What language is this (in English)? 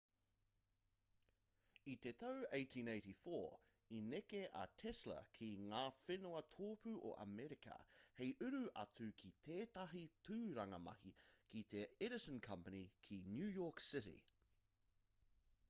Māori